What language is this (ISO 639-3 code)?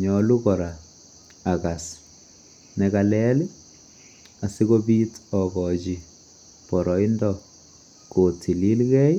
kln